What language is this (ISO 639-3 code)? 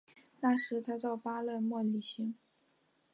zho